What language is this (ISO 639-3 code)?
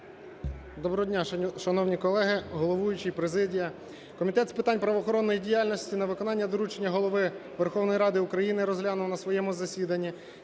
ukr